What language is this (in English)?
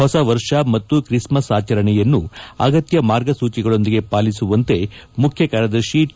Kannada